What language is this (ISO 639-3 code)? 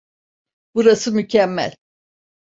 tur